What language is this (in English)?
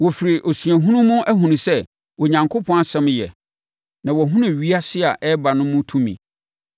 Akan